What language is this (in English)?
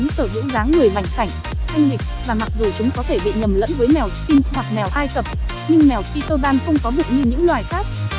Vietnamese